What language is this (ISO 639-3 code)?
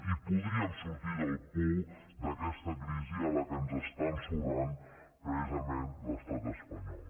cat